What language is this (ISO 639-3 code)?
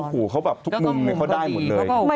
tha